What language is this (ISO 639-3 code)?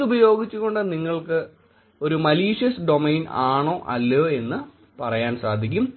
mal